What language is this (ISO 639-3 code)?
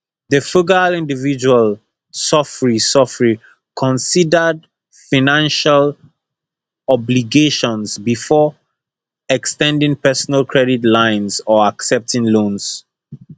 pcm